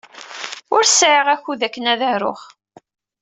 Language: Kabyle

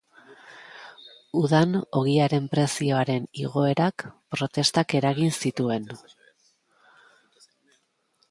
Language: Basque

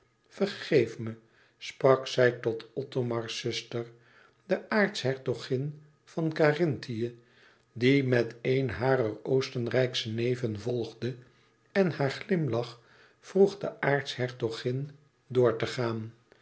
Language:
Dutch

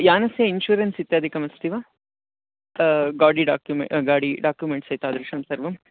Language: Sanskrit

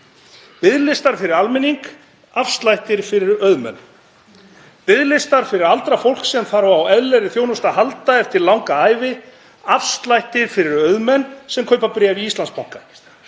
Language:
Icelandic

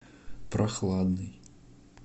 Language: Russian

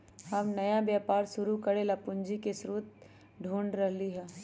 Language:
Magahi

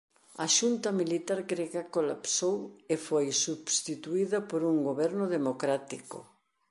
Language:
Galician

